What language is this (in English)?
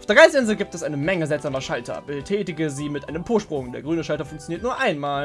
German